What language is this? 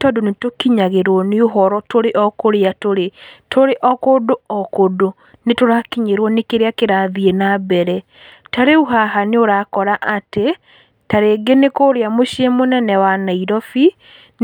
Kikuyu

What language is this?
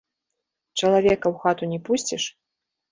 Belarusian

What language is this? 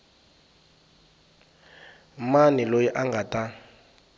Tsonga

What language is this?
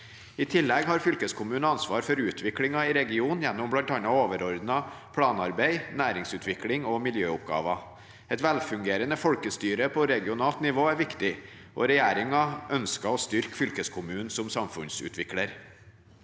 Norwegian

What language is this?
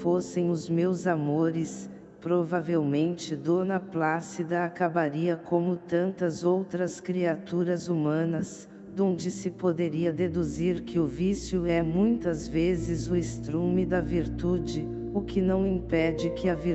Portuguese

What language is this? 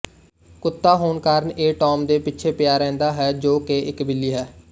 Punjabi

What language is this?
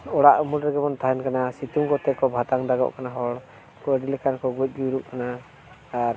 Santali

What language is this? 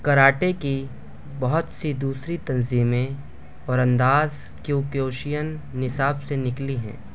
Urdu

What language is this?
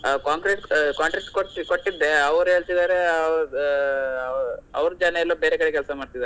Kannada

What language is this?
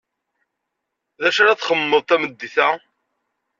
Kabyle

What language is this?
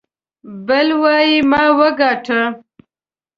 Pashto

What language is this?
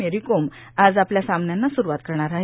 Marathi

